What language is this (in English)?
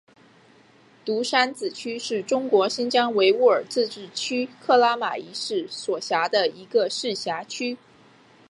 Chinese